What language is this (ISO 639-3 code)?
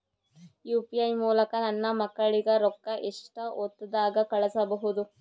kan